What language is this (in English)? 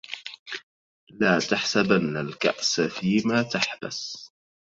Arabic